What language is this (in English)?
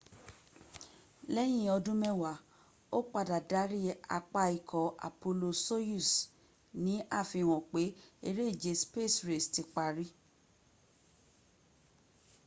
Yoruba